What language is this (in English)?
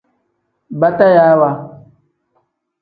Tem